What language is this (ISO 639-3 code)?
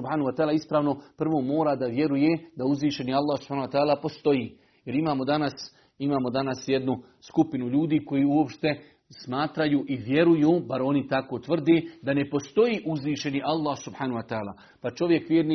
hrv